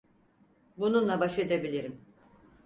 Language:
Turkish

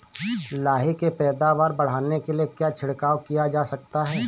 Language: Hindi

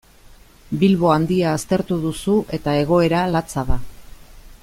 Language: Basque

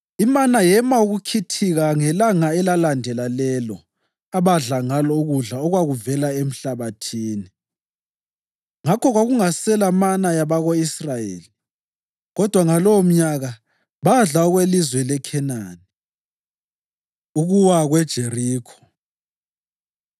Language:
North Ndebele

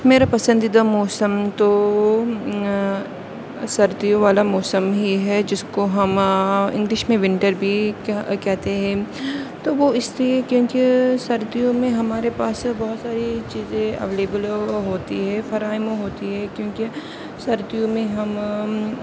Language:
Urdu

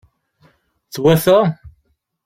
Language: Kabyle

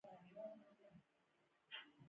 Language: Pashto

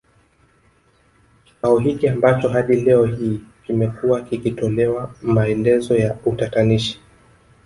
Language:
Swahili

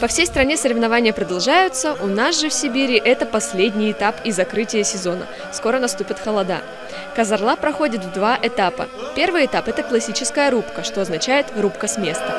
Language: Russian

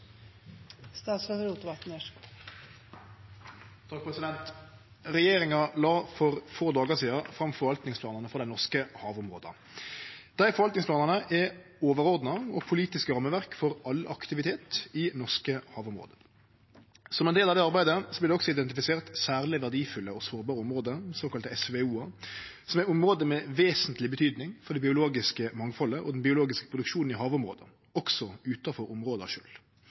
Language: Norwegian Nynorsk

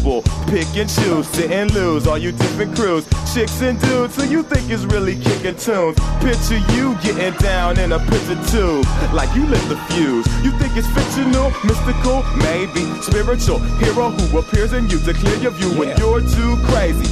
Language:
Persian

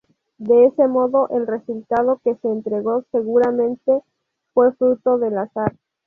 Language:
Spanish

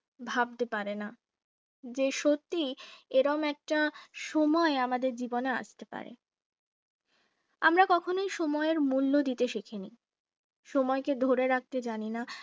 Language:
Bangla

